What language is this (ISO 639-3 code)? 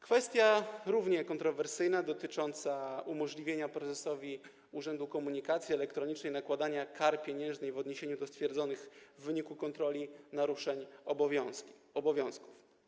pol